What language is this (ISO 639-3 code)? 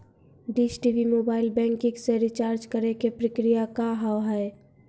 mai